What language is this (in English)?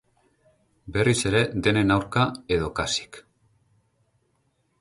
Basque